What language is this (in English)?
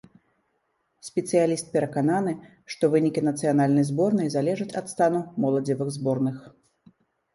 Belarusian